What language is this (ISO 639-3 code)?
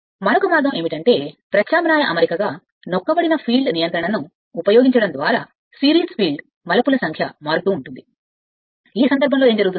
tel